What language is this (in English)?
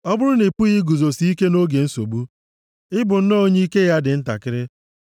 Igbo